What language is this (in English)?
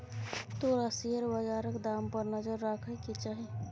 Maithili